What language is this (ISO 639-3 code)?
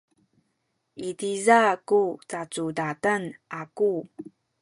szy